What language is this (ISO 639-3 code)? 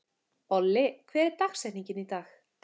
isl